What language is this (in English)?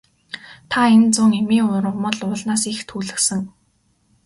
Mongolian